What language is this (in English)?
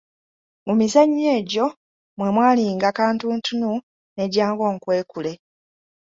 Ganda